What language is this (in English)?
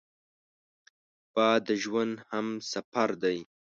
Pashto